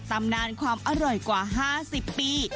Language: Thai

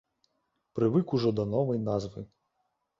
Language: Belarusian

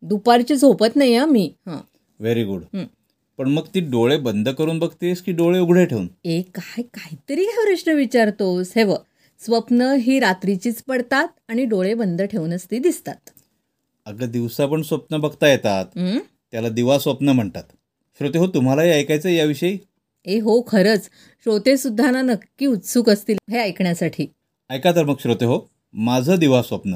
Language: Marathi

